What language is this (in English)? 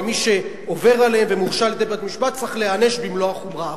Hebrew